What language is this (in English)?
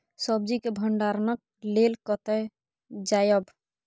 Maithili